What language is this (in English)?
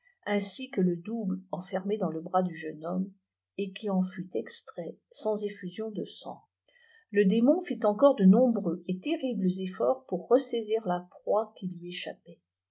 French